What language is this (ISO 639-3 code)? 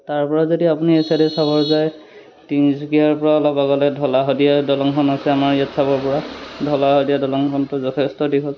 asm